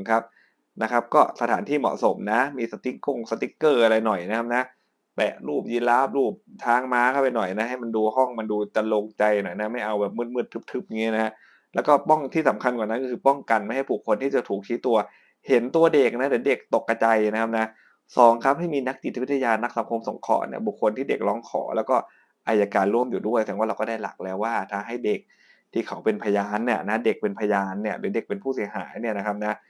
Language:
Thai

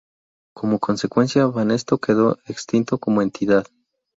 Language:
Spanish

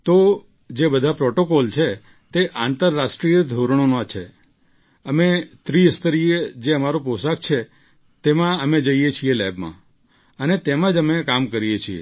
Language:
Gujarati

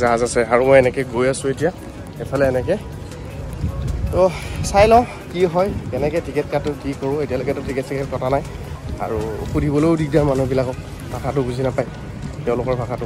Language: Indonesian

